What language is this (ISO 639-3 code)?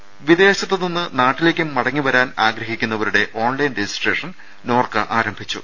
mal